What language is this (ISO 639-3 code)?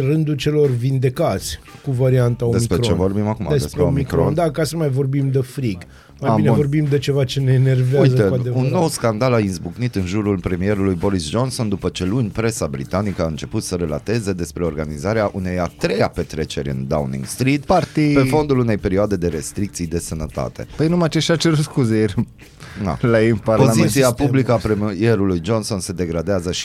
ron